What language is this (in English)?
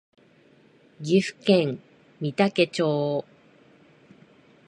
Japanese